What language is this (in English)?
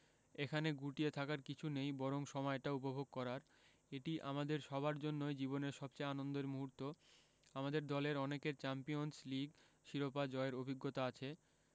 Bangla